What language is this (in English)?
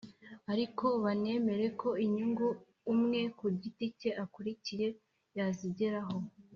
Kinyarwanda